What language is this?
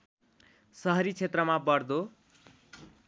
Nepali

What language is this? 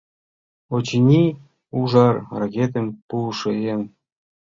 Mari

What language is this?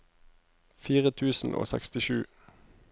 Norwegian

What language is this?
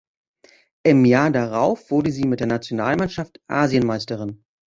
German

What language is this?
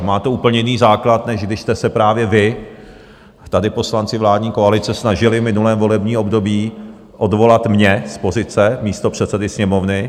Czech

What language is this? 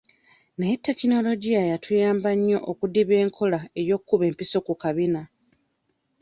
Ganda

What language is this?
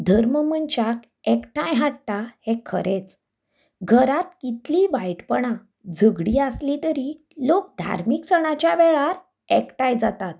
Konkani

